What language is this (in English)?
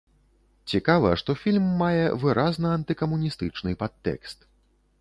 Belarusian